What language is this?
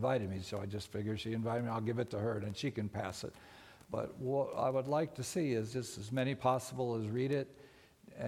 English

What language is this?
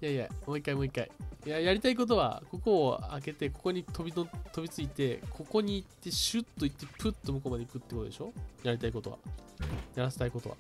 Japanese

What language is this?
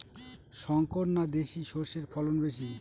Bangla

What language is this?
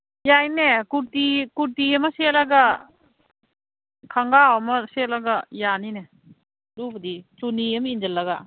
Manipuri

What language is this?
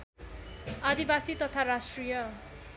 Nepali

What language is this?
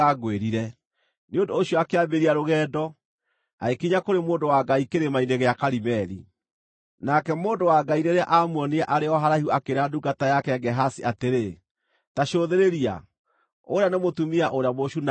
Kikuyu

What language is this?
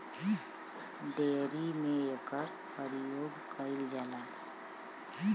Bhojpuri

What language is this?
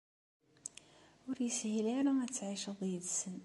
Kabyle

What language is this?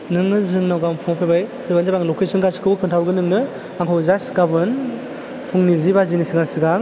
Bodo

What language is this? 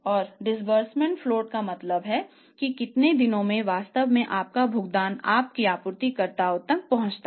Hindi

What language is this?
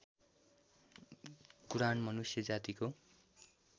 Nepali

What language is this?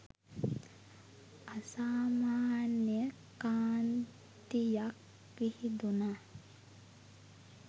Sinhala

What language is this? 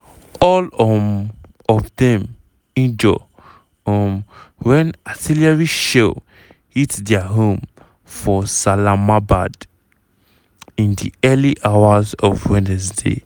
Nigerian Pidgin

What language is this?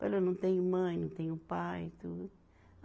Portuguese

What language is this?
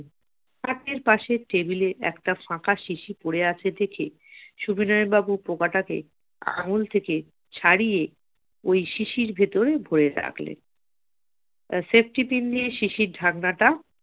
Bangla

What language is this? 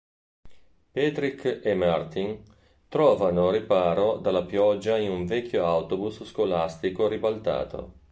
Italian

